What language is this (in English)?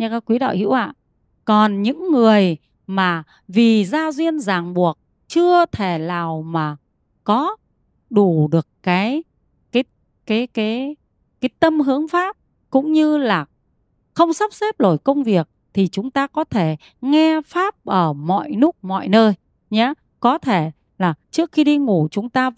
Vietnamese